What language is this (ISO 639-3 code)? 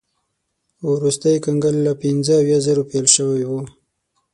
pus